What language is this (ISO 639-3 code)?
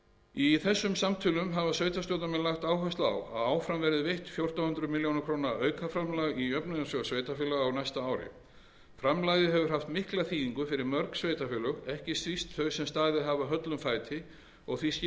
isl